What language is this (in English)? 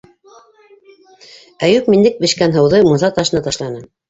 Bashkir